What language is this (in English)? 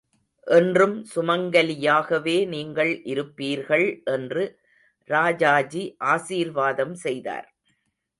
Tamil